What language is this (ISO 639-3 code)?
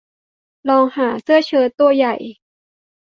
tha